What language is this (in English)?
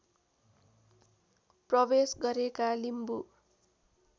Nepali